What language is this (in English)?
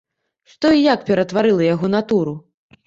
Belarusian